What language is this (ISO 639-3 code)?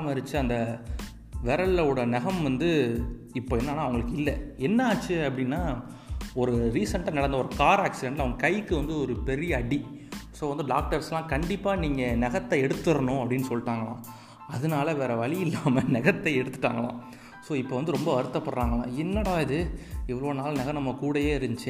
tam